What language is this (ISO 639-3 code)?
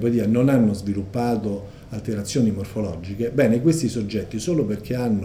ita